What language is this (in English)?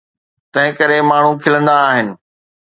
Sindhi